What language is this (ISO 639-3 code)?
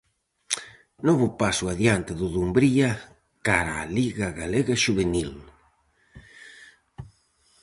glg